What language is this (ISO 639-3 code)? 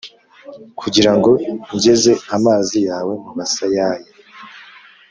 kin